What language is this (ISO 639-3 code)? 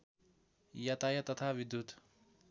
nep